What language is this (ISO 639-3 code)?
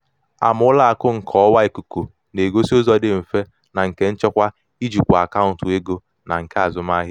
ibo